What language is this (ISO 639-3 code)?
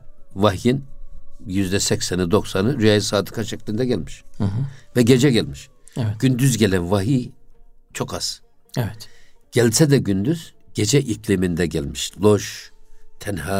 tur